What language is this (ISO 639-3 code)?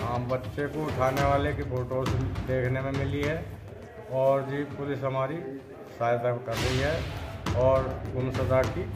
hin